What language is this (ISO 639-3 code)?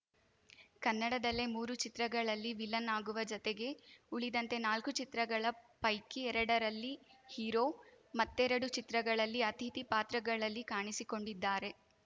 kan